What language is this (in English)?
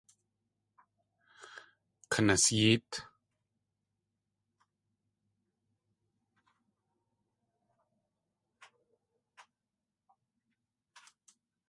Tlingit